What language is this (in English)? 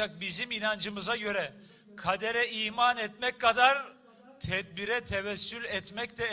Turkish